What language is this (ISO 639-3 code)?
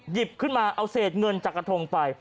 tha